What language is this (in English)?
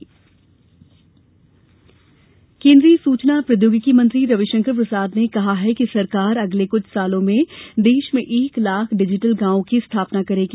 Hindi